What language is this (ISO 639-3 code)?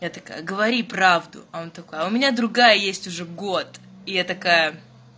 rus